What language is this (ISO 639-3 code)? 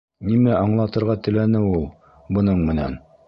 bak